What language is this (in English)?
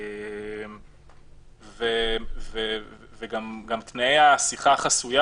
Hebrew